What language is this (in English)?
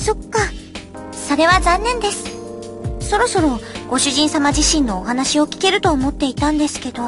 Japanese